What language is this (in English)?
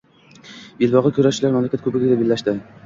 Uzbek